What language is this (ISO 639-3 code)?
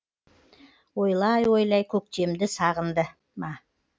kaz